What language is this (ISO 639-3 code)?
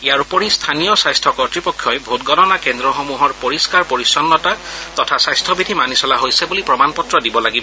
asm